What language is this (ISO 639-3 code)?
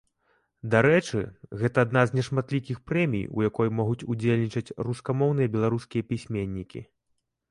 bel